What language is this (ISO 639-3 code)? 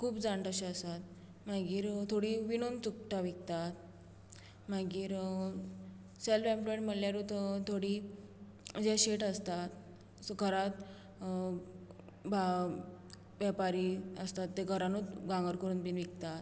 kok